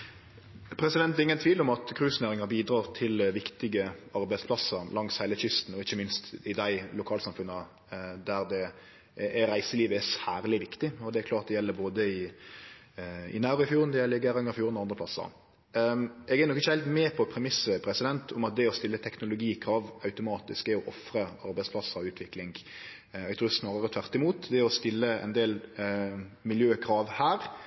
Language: Norwegian Nynorsk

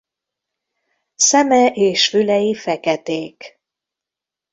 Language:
Hungarian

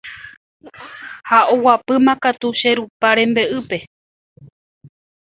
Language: Guarani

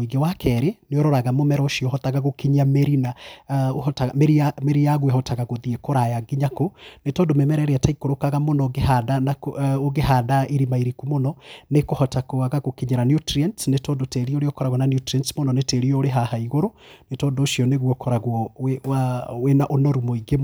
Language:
Kikuyu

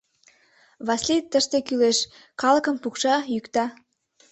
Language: Mari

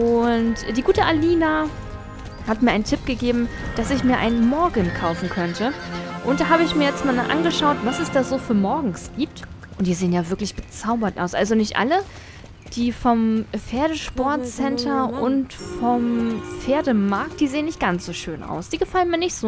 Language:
German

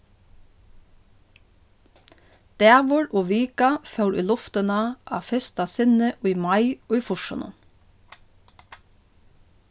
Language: Faroese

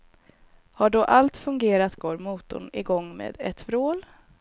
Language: Swedish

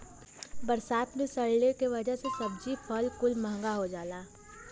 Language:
Bhojpuri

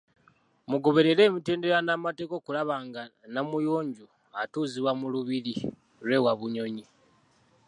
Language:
Ganda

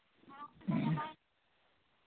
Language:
Santali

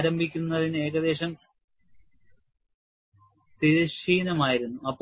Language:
Malayalam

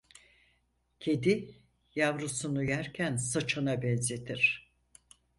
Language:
Turkish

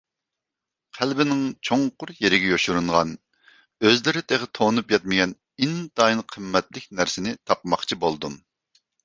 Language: Uyghur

